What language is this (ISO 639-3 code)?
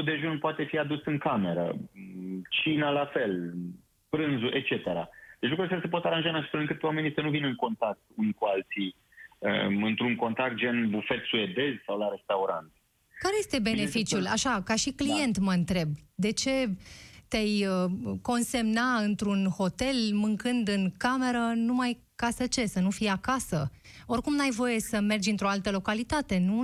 ron